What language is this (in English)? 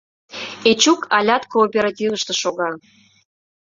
Mari